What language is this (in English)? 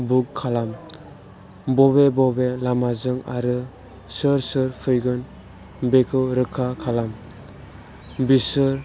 Bodo